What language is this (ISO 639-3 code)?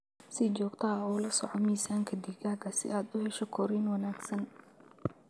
som